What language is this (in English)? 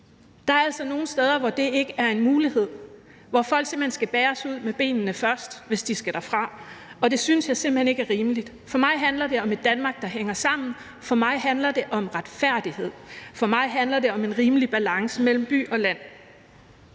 Danish